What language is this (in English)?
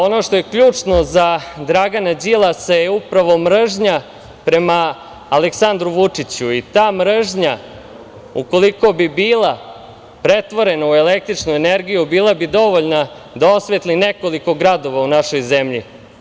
Serbian